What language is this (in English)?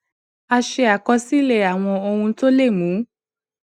Yoruba